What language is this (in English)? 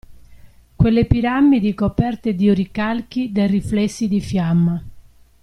Italian